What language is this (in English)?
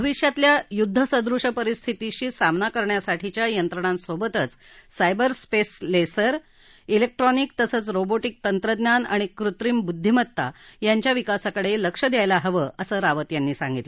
Marathi